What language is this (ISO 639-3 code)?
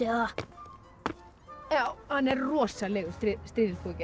isl